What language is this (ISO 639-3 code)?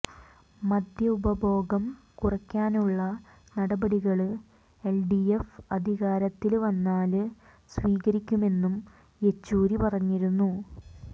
mal